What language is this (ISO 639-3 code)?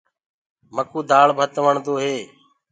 ggg